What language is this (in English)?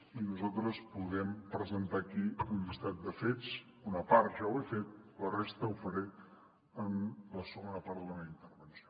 Catalan